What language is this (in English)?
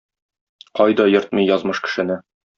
Tatar